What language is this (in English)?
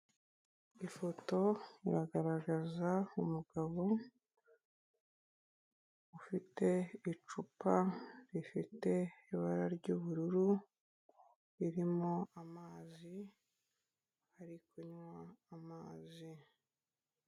Kinyarwanda